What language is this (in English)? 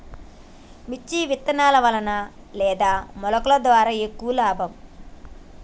Telugu